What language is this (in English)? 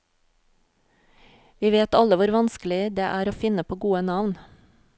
Norwegian